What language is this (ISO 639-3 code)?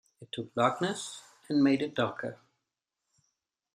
eng